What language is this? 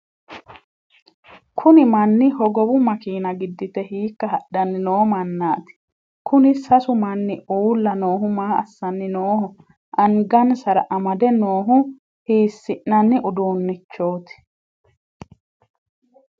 Sidamo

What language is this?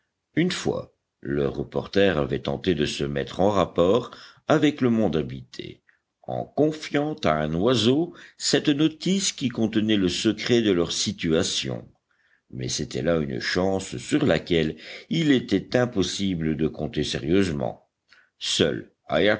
French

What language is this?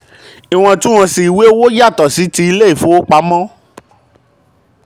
Yoruba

